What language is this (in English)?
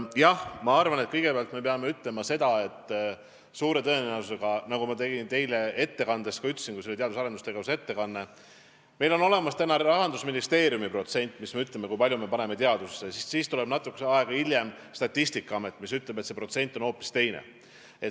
Estonian